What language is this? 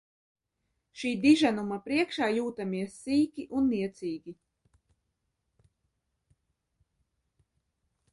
Latvian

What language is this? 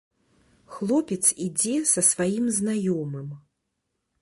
Belarusian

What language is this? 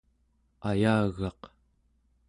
Central Yupik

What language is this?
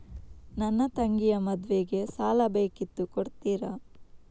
Kannada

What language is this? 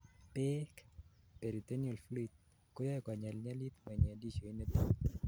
Kalenjin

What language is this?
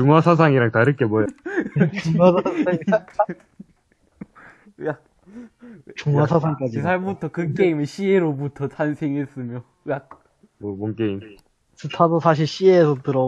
Korean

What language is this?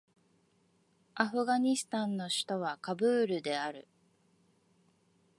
Japanese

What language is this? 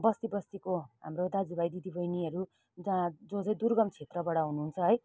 Nepali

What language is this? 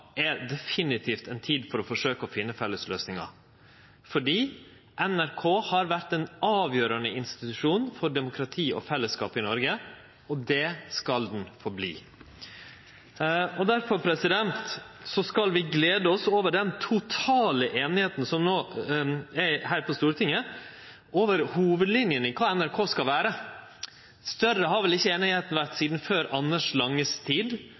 Norwegian Nynorsk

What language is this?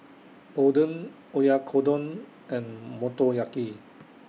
English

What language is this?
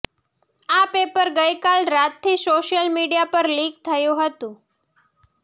Gujarati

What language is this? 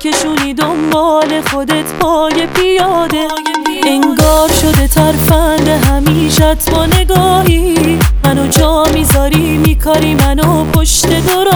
Persian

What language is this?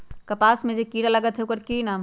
Magahi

